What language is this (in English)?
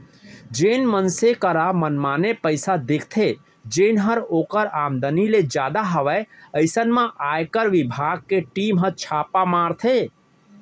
Chhattisgarhi